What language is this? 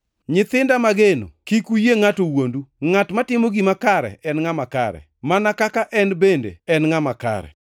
Luo (Kenya and Tanzania)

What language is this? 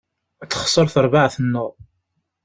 Kabyle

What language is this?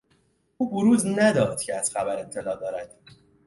Persian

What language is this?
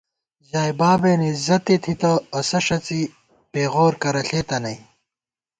Gawar-Bati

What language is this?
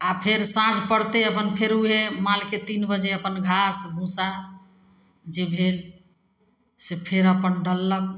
Maithili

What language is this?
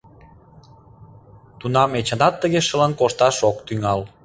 Mari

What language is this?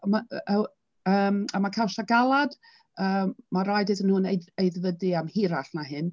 Welsh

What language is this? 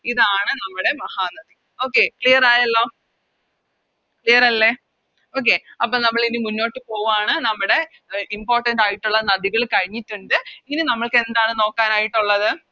Malayalam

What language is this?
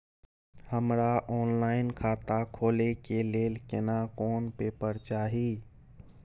Maithili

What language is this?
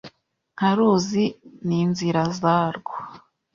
Kinyarwanda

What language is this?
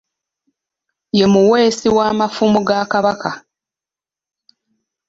Ganda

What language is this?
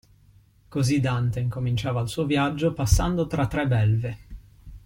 Italian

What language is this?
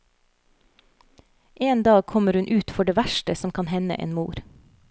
Norwegian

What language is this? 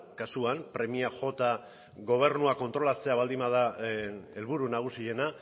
Basque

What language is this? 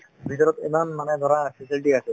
Assamese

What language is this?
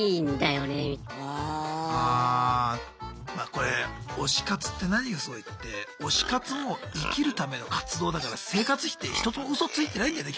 Japanese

